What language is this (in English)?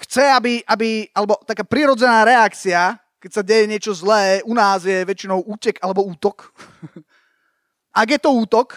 Slovak